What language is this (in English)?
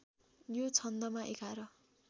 Nepali